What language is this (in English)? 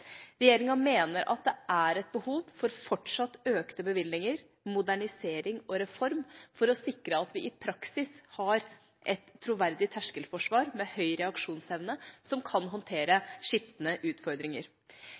Norwegian Bokmål